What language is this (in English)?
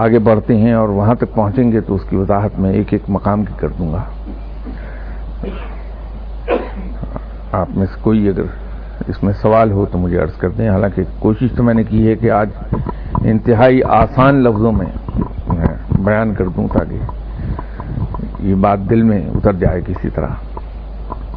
Urdu